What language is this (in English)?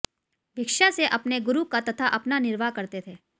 Hindi